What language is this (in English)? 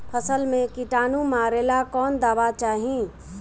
Bhojpuri